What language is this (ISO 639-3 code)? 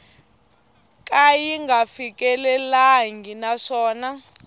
tso